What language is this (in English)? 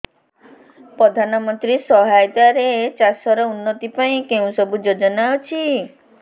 Odia